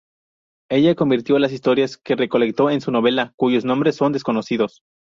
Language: Spanish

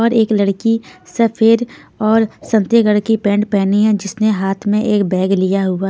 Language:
Hindi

